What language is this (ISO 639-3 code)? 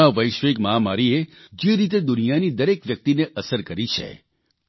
guj